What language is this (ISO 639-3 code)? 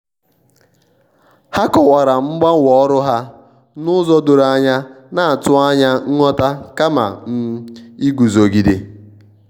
ibo